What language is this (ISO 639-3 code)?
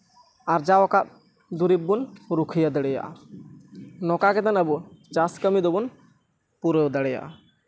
sat